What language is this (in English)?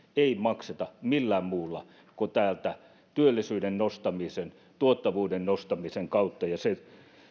Finnish